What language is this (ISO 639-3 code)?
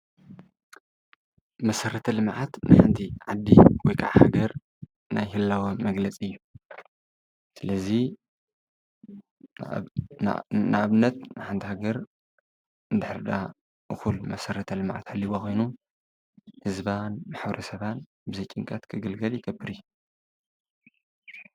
tir